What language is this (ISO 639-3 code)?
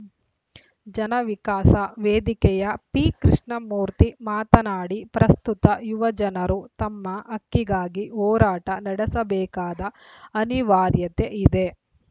kan